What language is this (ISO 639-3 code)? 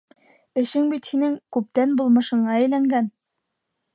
bak